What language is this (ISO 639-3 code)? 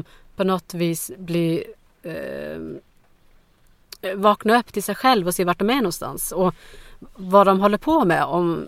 swe